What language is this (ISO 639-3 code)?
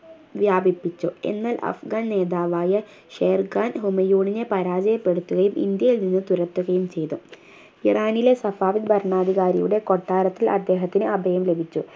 mal